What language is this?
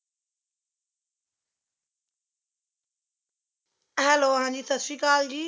Punjabi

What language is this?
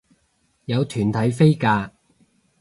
Cantonese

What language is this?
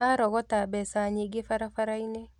Kikuyu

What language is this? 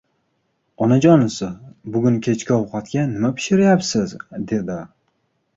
Uzbek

